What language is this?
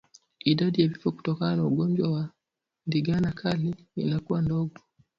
Swahili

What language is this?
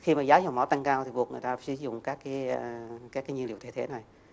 Vietnamese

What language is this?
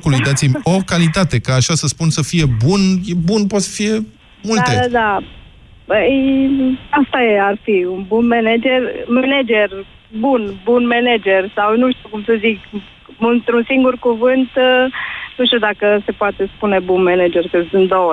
Romanian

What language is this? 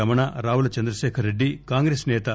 Telugu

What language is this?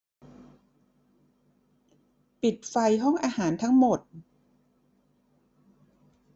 Thai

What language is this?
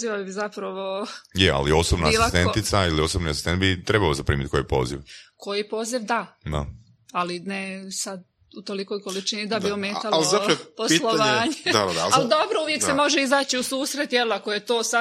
Croatian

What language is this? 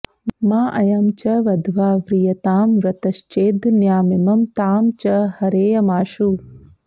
Sanskrit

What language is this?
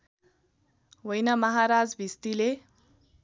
Nepali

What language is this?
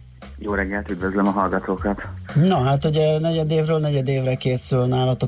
Hungarian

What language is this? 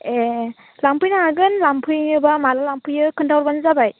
Bodo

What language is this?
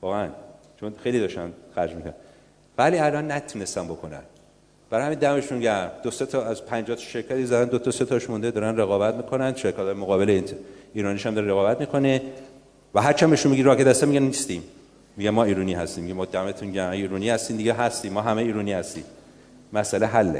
Persian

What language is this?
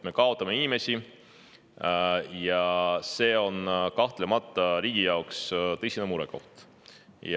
Estonian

